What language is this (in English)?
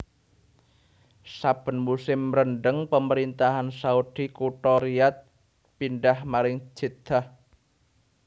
Javanese